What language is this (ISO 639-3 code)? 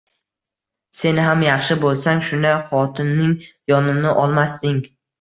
uzb